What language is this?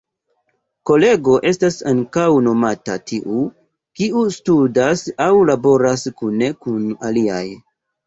Esperanto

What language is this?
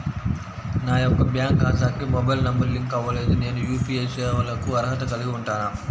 Telugu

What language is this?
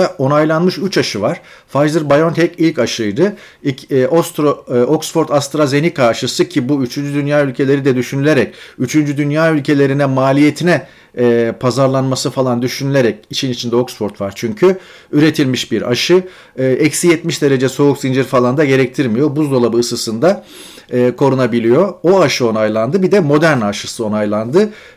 Turkish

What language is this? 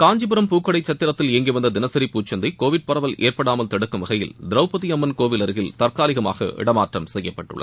Tamil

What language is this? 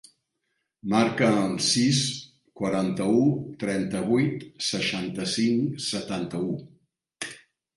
Catalan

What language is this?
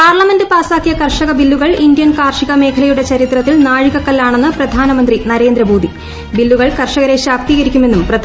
Malayalam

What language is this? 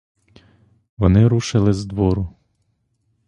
Ukrainian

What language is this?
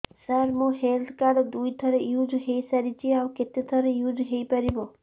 Odia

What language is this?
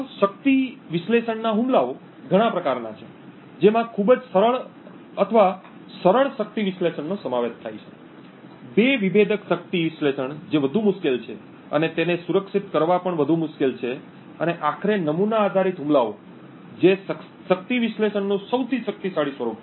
Gujarati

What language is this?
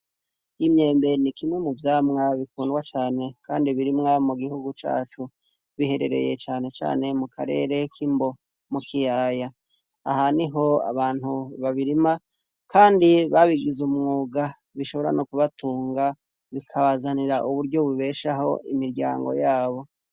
Rundi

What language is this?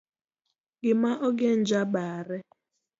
Luo (Kenya and Tanzania)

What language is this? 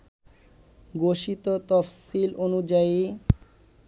Bangla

